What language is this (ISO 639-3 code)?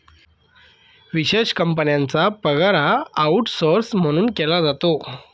mar